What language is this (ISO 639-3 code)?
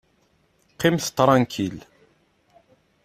kab